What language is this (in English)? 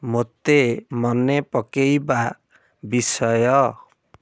Odia